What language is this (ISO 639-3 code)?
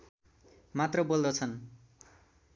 nep